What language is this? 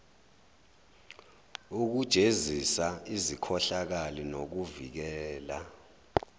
Zulu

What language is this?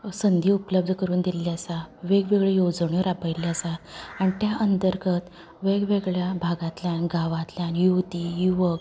Konkani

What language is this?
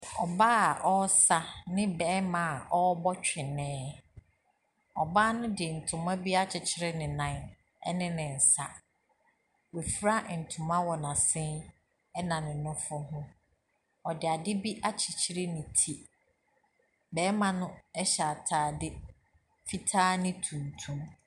Akan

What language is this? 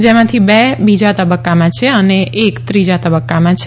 Gujarati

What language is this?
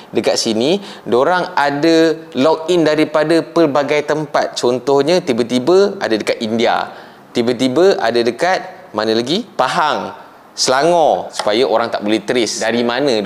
Malay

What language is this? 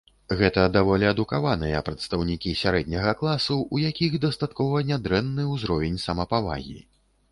Belarusian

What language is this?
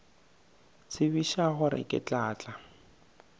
Northern Sotho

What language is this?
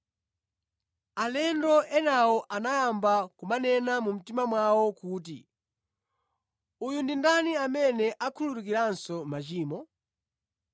Nyanja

